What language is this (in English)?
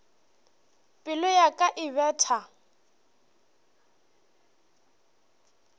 Northern Sotho